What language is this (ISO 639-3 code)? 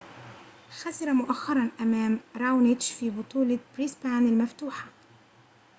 ara